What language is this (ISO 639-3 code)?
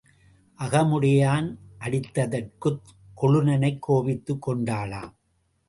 tam